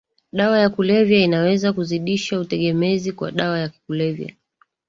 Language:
Swahili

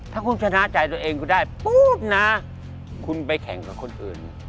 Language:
Thai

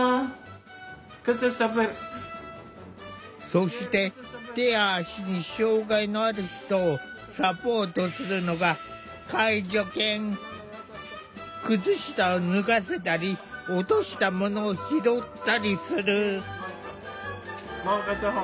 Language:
Japanese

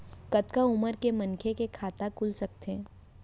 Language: Chhattisgarhi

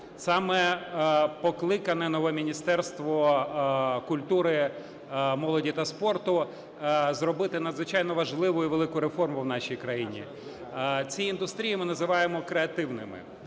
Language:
Ukrainian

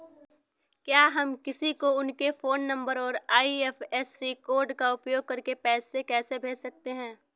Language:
Hindi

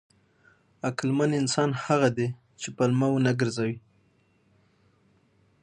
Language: Pashto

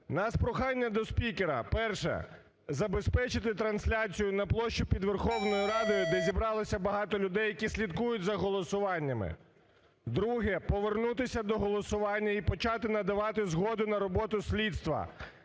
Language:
Ukrainian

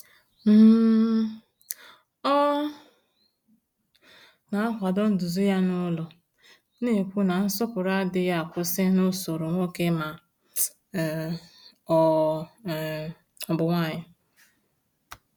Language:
Igbo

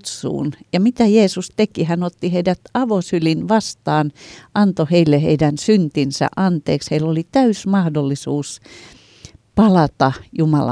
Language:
Finnish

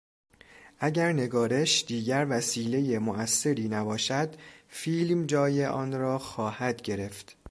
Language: Persian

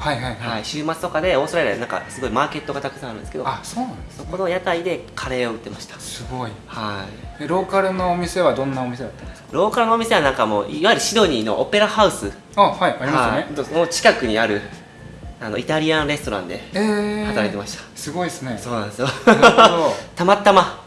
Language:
Japanese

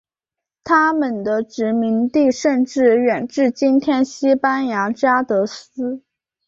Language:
Chinese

